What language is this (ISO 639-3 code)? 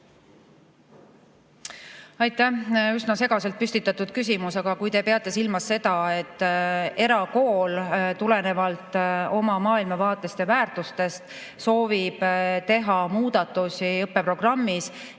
est